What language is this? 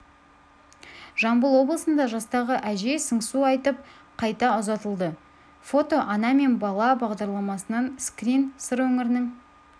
Kazakh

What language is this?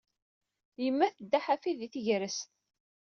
Kabyle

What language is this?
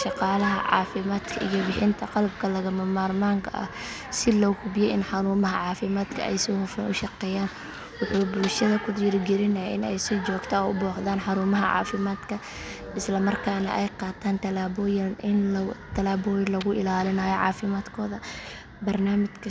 Somali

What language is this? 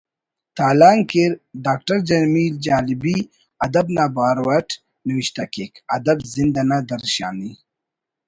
Brahui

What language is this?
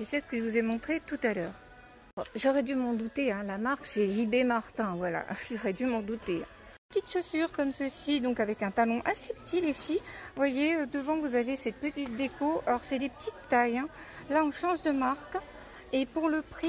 French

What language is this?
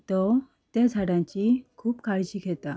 Konkani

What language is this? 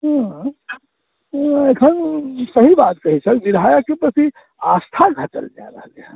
Maithili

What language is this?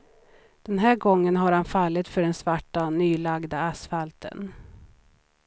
Swedish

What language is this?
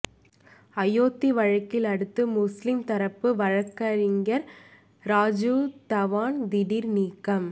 Tamil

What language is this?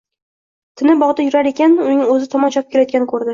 Uzbek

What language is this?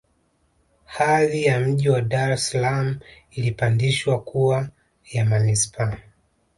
Swahili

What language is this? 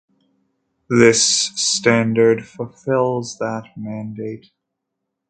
English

